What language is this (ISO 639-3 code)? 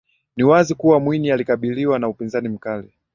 swa